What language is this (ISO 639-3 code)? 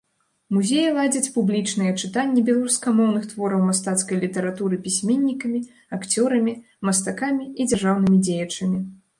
bel